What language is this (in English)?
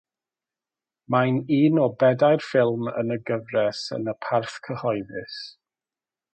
Welsh